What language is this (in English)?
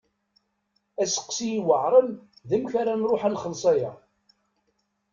Kabyle